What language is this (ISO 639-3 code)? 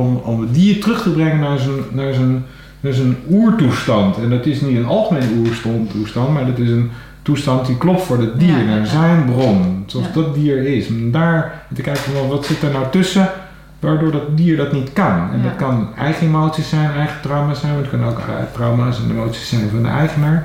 nld